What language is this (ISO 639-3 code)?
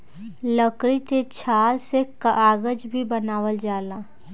bho